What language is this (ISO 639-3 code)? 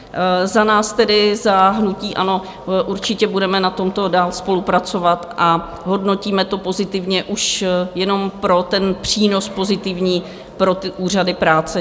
ces